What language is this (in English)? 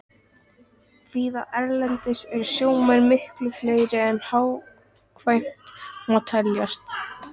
Icelandic